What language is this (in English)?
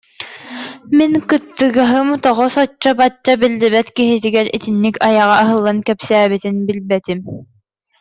Yakut